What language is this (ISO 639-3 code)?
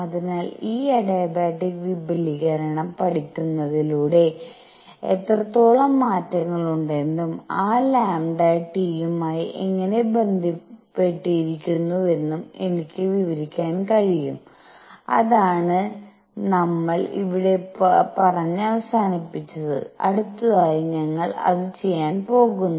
mal